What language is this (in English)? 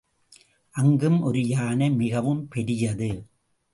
Tamil